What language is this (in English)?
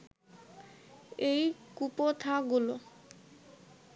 Bangla